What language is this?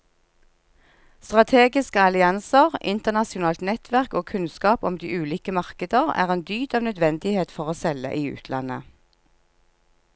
Norwegian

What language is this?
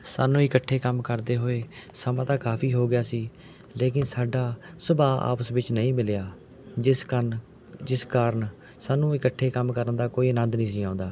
Punjabi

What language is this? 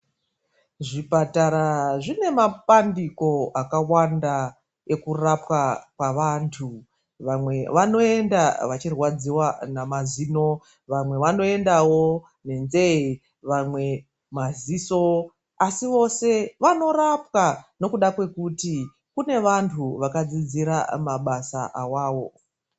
Ndau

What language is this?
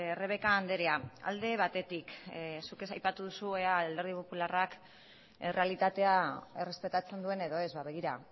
Basque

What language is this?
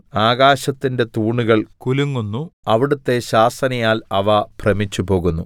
Malayalam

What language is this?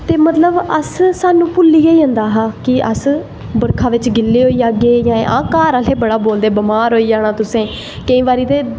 Dogri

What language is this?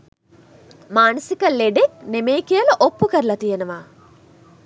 Sinhala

